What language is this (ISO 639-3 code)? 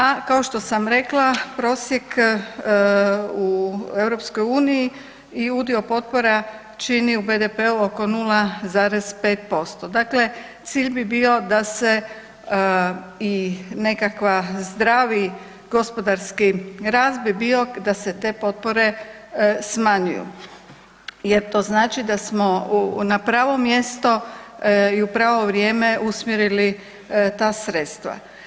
hrv